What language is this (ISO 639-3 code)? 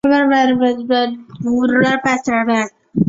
zho